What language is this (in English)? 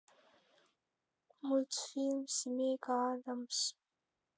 Russian